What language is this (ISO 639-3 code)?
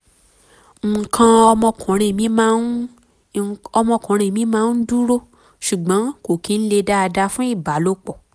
yor